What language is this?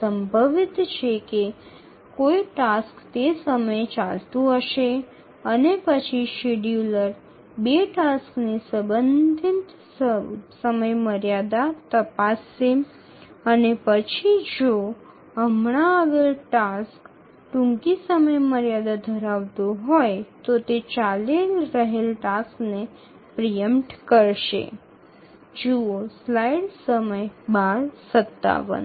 Bangla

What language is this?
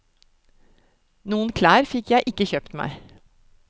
Norwegian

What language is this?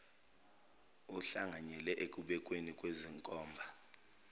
Zulu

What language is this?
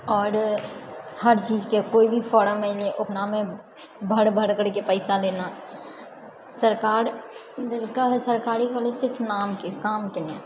Maithili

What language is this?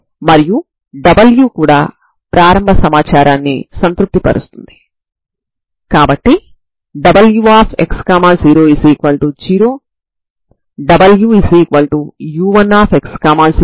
Telugu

